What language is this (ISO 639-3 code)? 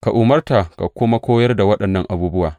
hau